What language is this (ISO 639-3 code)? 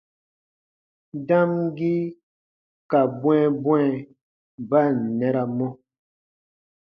bba